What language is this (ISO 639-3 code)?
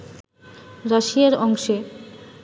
ben